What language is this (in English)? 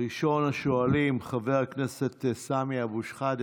Hebrew